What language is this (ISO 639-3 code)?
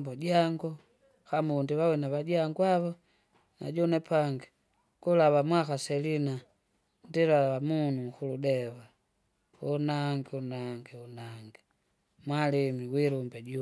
zga